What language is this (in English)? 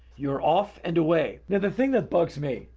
English